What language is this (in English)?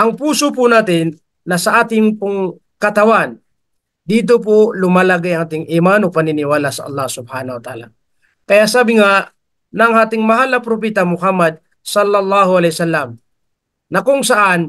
Filipino